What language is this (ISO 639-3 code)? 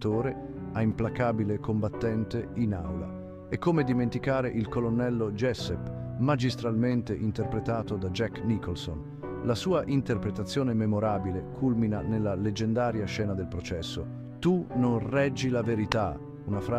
ita